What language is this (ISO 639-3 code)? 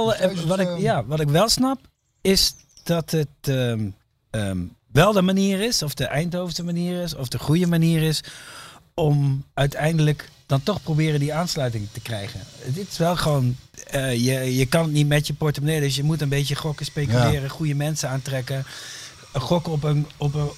nld